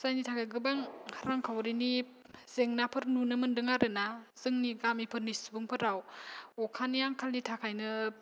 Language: Bodo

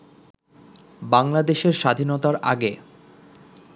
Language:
Bangla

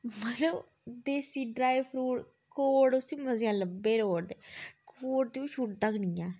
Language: Dogri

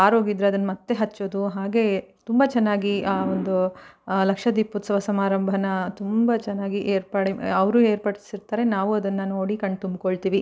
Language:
Kannada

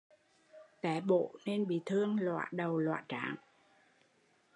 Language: Vietnamese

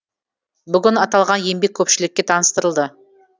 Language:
Kazakh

